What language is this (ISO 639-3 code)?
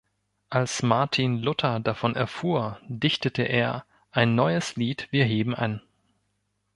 deu